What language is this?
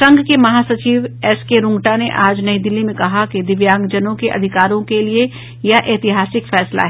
Hindi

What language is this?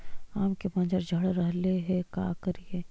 Magahi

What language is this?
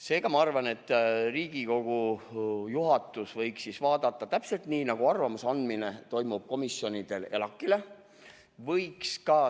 Estonian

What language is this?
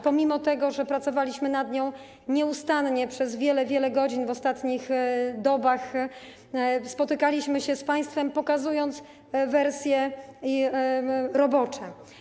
Polish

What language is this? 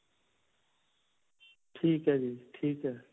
Punjabi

